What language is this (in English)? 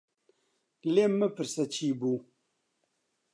Central Kurdish